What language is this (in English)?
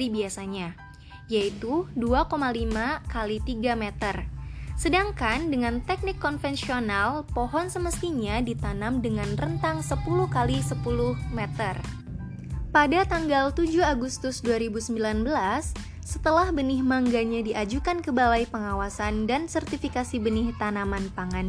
Indonesian